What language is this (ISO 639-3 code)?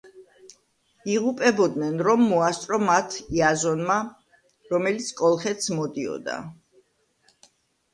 kat